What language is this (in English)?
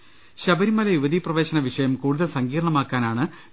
Malayalam